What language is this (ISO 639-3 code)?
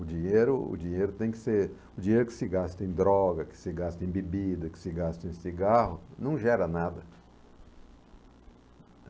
por